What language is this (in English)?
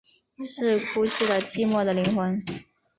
Chinese